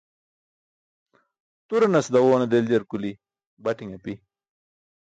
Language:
Burushaski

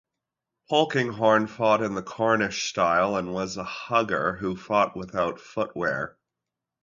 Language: English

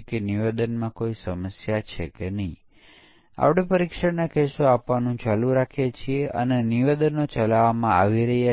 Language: Gujarati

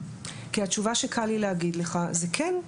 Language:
Hebrew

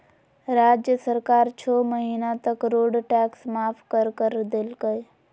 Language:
Magahi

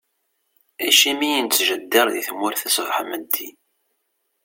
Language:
Kabyle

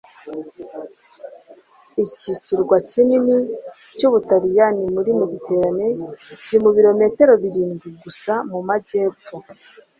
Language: Kinyarwanda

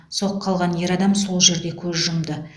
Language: Kazakh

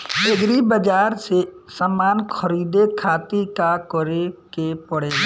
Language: Bhojpuri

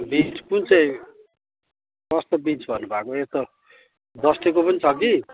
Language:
Nepali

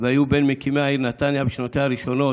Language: Hebrew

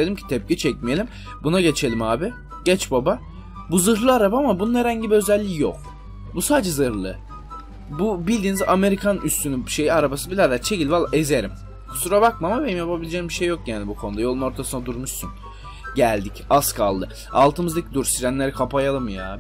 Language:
Turkish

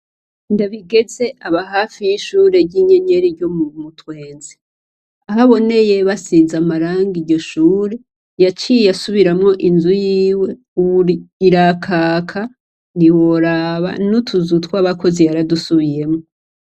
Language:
Rundi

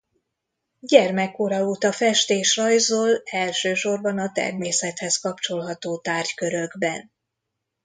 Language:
Hungarian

